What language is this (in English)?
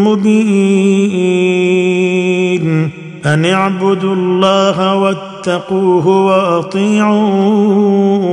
Arabic